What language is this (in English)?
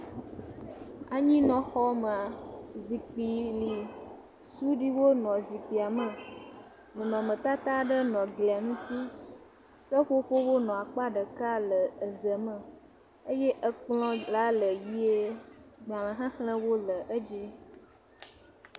Ewe